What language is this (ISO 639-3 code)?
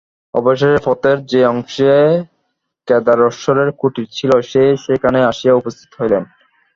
ben